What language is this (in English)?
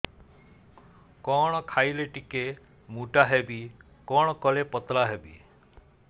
Odia